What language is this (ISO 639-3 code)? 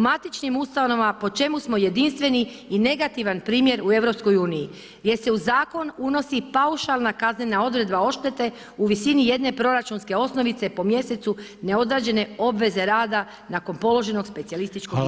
hrv